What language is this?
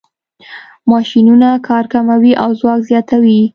Pashto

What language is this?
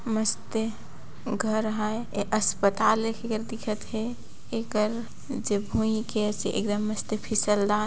Sadri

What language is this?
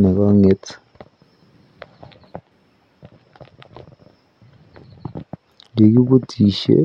Kalenjin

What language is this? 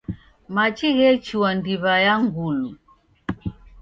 Taita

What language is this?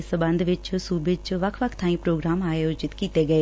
Punjabi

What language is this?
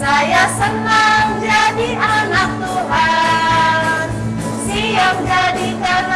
Indonesian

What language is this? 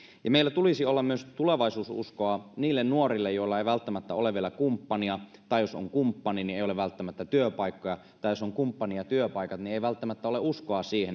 Finnish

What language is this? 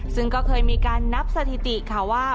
Thai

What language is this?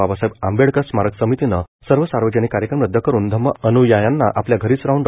Marathi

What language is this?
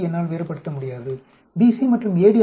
Tamil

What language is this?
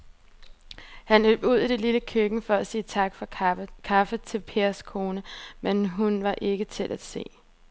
Danish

